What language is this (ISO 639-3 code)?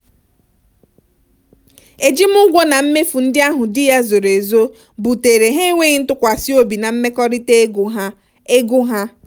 ibo